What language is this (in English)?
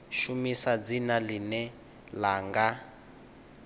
Venda